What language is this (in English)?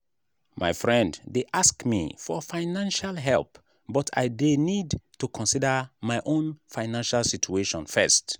Nigerian Pidgin